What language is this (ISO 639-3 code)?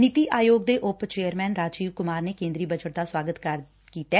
pan